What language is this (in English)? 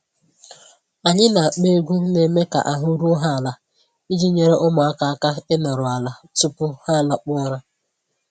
Igbo